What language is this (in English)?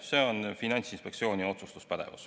Estonian